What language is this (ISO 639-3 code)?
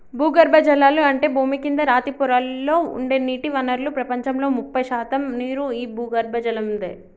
tel